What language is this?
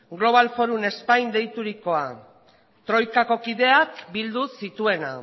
Basque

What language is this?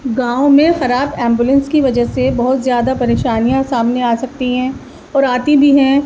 Urdu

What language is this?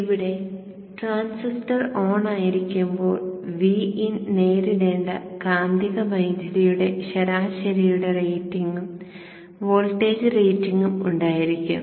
Malayalam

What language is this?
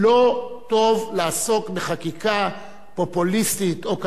Hebrew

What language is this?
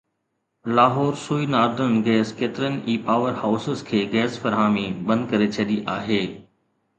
Sindhi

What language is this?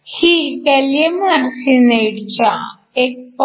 Marathi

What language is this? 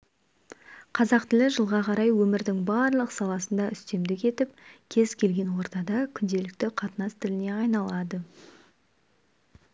Kazakh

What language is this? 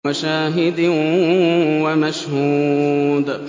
Arabic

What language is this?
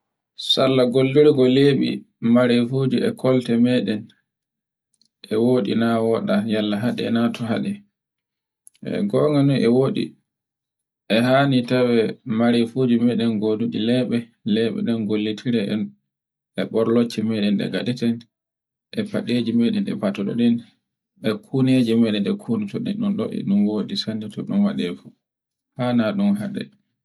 Borgu Fulfulde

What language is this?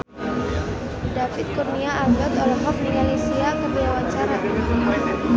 Sundanese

